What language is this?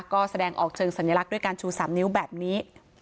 Thai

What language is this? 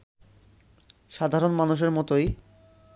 Bangla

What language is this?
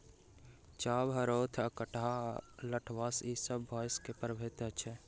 Maithili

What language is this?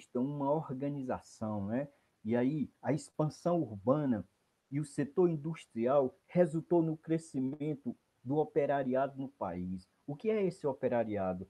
Portuguese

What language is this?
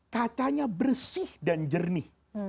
Indonesian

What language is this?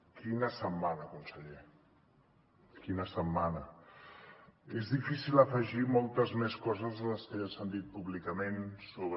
Catalan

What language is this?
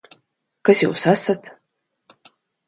Latvian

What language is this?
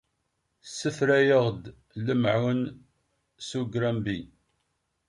Kabyle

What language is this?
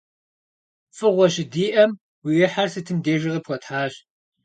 Kabardian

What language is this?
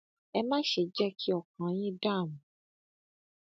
Yoruba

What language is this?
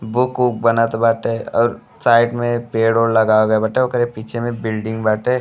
Bhojpuri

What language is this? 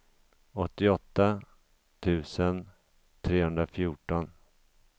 Swedish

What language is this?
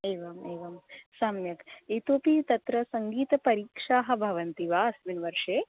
Sanskrit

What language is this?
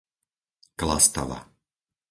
Slovak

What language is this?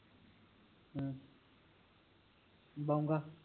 Punjabi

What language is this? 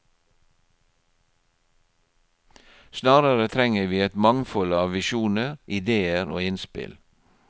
Norwegian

